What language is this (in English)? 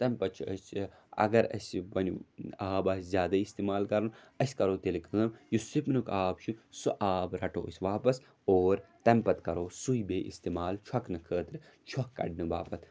Kashmiri